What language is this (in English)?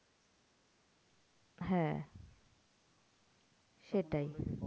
Bangla